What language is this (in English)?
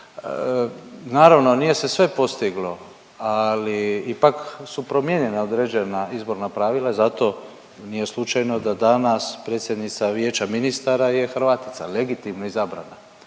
Croatian